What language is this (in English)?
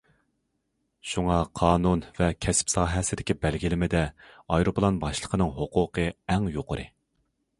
Uyghur